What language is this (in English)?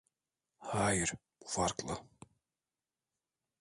Turkish